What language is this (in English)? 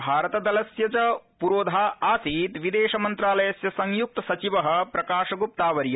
Sanskrit